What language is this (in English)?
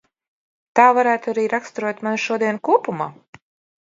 Latvian